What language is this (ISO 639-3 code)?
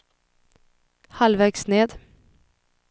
swe